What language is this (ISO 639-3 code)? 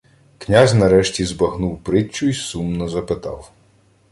ukr